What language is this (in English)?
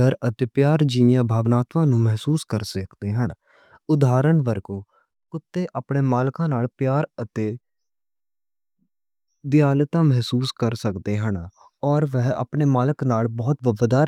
Western Panjabi